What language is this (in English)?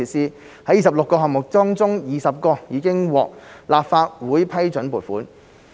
Cantonese